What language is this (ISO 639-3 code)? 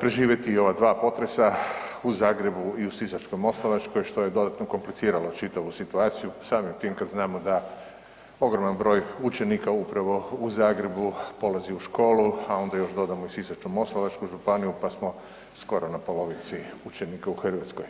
hrv